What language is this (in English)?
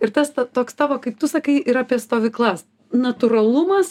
Lithuanian